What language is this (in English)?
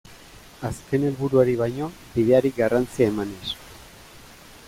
Basque